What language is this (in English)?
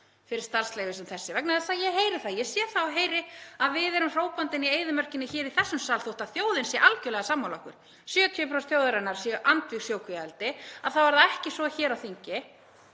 Icelandic